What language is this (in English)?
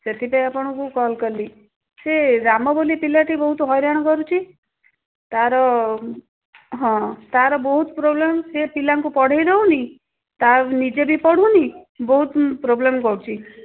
Odia